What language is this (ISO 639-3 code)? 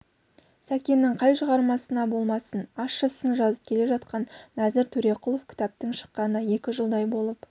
kaz